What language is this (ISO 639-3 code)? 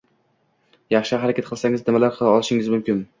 uzb